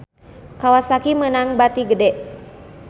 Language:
Sundanese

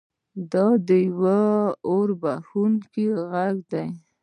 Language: Pashto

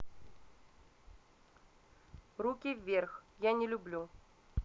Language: Russian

